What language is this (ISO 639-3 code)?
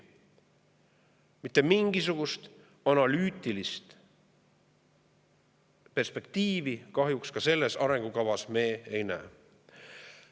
est